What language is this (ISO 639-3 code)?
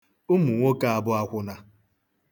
ibo